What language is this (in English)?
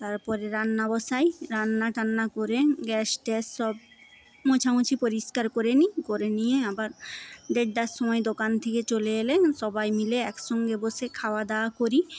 Bangla